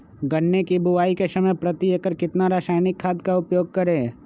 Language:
Magahi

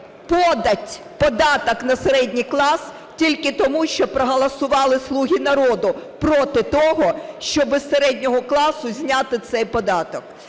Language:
Ukrainian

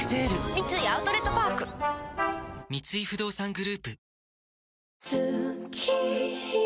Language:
Japanese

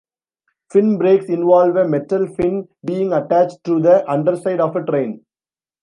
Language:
English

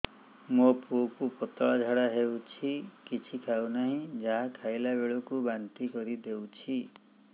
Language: Odia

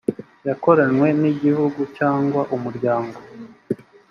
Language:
Kinyarwanda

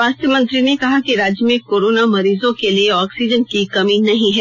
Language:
Hindi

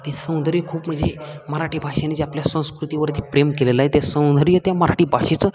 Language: Marathi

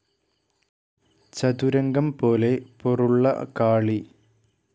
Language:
Malayalam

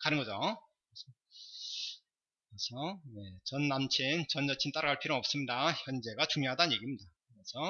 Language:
Korean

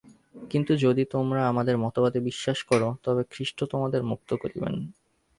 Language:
Bangla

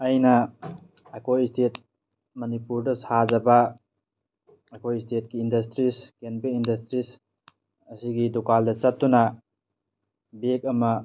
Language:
Manipuri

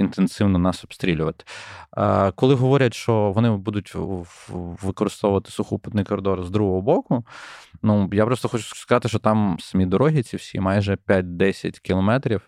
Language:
Ukrainian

